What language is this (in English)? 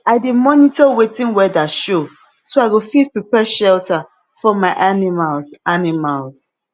Nigerian Pidgin